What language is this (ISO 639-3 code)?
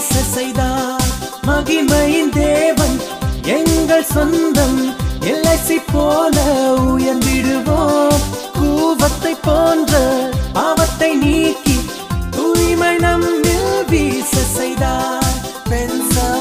tam